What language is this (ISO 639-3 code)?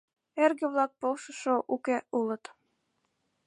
chm